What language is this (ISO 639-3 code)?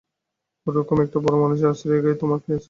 ben